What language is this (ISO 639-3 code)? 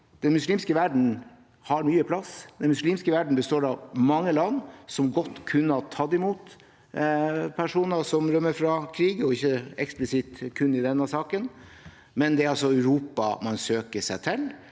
nor